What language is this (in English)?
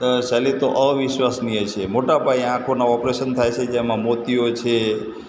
Gujarati